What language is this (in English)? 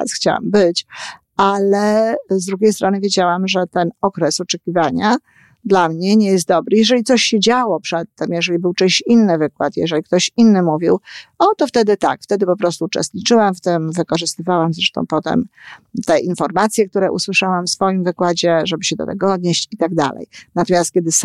Polish